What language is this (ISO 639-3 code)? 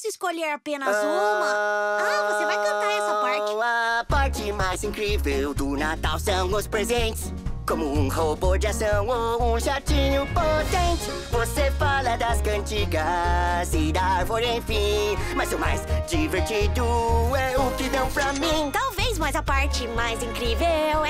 vie